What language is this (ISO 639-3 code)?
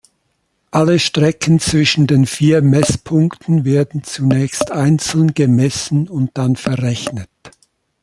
deu